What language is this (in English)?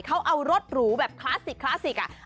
Thai